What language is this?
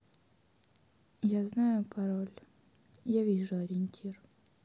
Russian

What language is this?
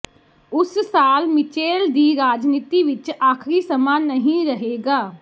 Punjabi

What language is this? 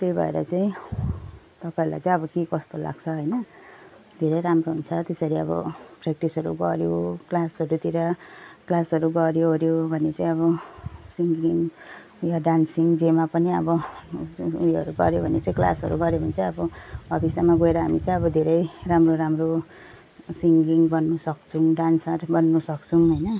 Nepali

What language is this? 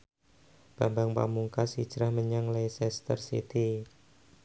Javanese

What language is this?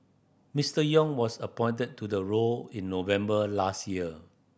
English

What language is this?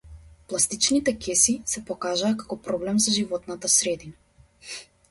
Macedonian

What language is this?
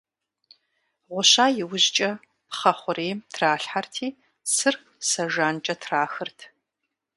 Kabardian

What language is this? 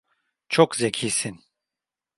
Turkish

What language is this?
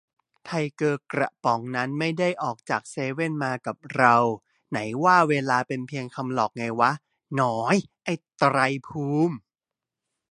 Thai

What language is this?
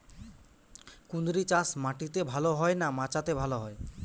Bangla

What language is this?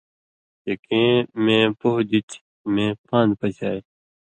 Indus Kohistani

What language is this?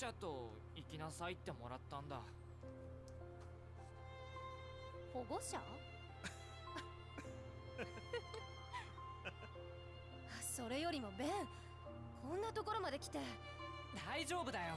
Thai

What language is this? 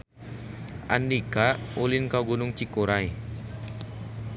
Sundanese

